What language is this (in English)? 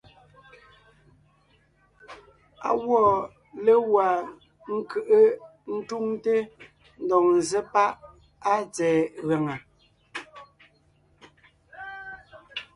Ngiemboon